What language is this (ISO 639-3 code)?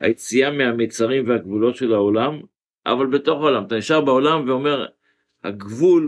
heb